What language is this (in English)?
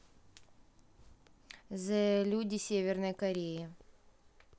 Russian